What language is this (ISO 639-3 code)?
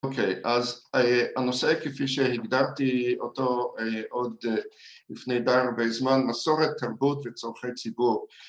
heb